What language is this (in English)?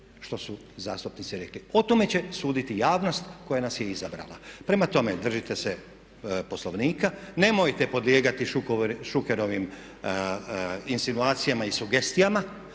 Croatian